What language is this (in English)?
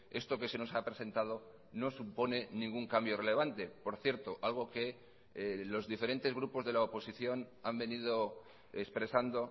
Spanish